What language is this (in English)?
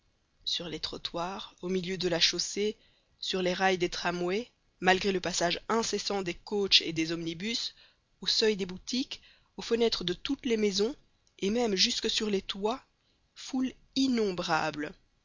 French